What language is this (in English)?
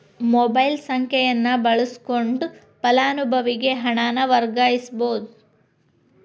Kannada